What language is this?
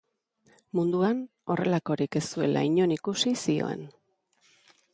Basque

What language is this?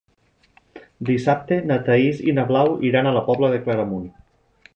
Catalan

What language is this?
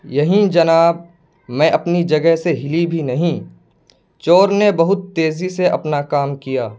Urdu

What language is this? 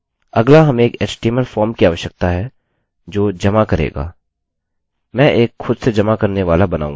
Hindi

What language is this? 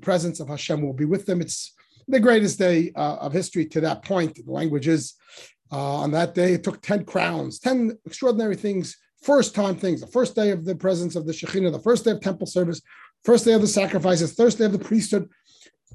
English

